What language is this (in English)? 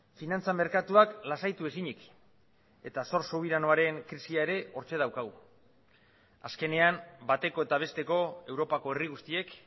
Basque